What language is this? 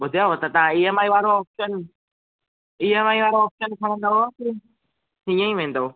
Sindhi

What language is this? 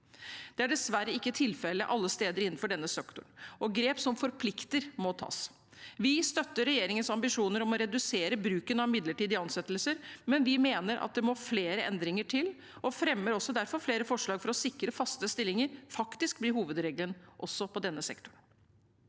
Norwegian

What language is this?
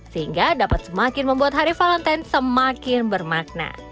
Indonesian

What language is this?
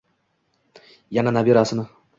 Uzbek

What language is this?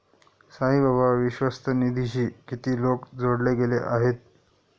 Marathi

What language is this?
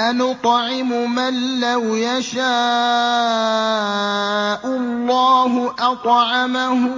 Arabic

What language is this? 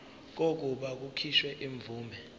Zulu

